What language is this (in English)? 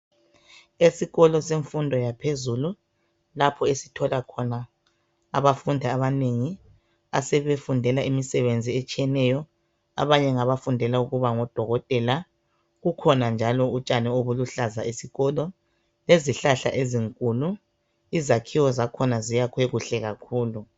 North Ndebele